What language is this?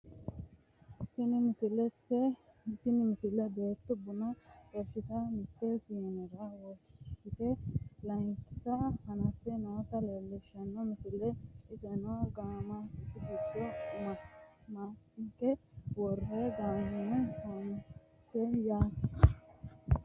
Sidamo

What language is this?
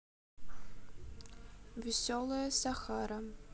Russian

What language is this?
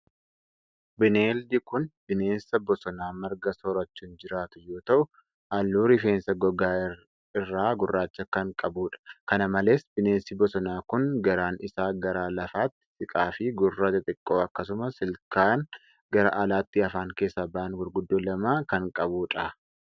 Oromo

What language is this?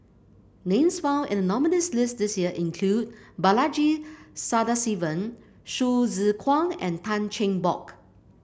English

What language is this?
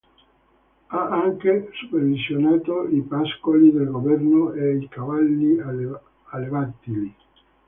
Italian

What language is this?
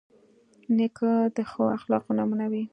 Pashto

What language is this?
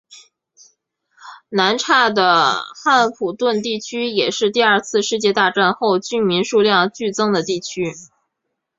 Chinese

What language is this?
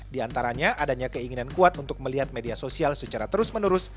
Indonesian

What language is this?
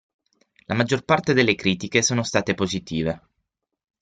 Italian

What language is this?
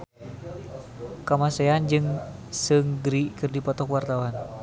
Sundanese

